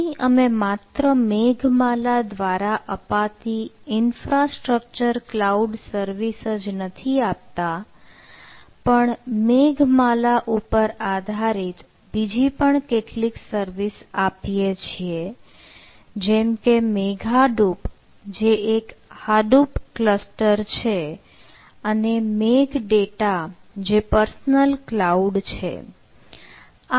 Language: Gujarati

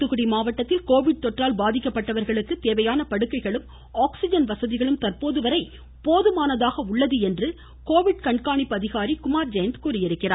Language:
Tamil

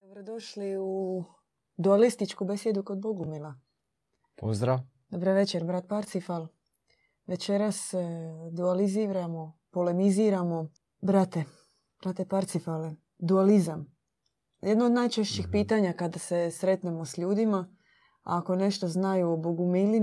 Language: Croatian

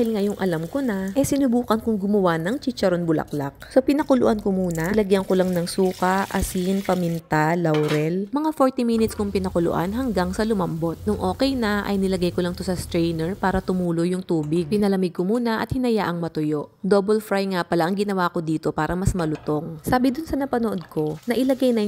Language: Filipino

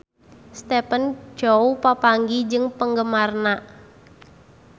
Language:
Sundanese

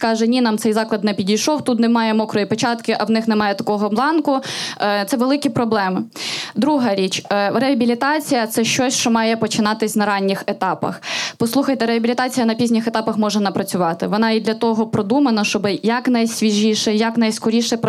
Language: Ukrainian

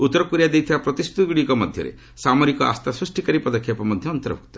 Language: Odia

